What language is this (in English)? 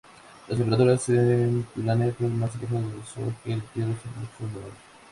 Spanish